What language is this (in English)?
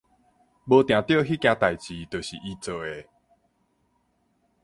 Min Nan Chinese